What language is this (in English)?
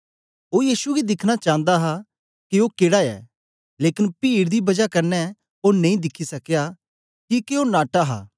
Dogri